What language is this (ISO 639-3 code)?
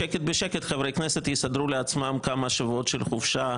heb